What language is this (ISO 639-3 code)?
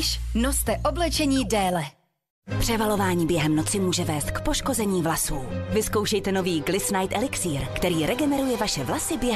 ces